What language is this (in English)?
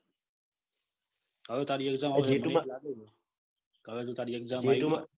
Gujarati